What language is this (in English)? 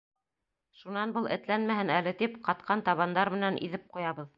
Bashkir